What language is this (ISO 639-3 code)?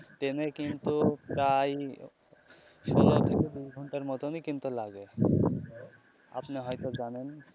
ben